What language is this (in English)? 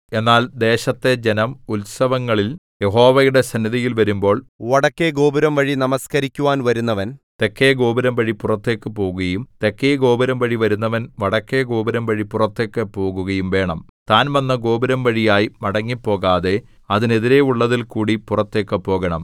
Malayalam